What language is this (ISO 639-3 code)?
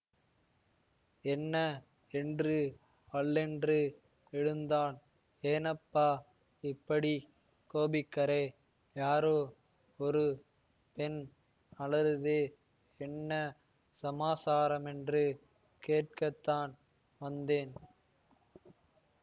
tam